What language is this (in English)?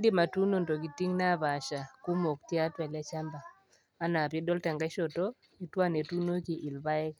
Masai